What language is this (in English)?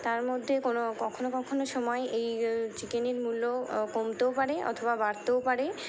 Bangla